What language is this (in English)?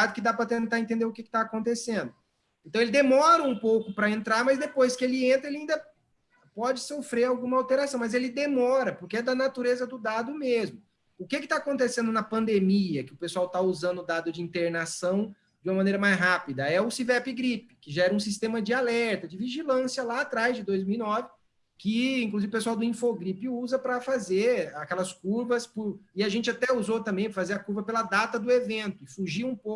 Portuguese